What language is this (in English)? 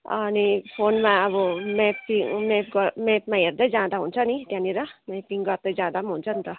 Nepali